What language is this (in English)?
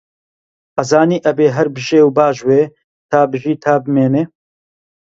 Central Kurdish